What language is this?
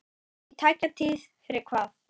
Icelandic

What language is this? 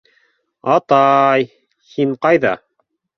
Bashkir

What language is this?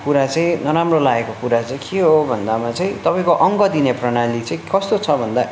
Nepali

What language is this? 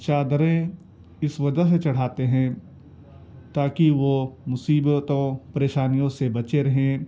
Urdu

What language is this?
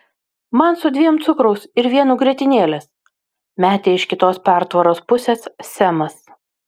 Lithuanian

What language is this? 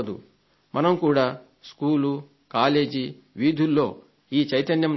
Telugu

